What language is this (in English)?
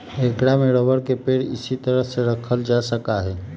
Magahi